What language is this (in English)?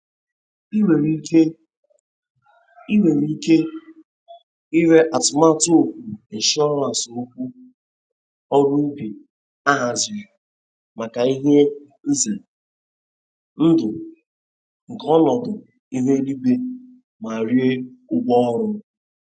Igbo